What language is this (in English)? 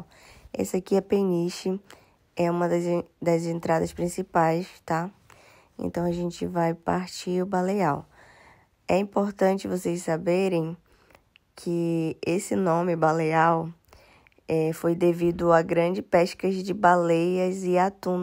Portuguese